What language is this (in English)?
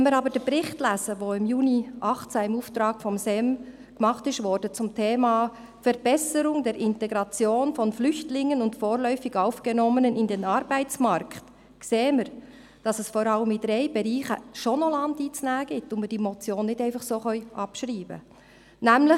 Swiss German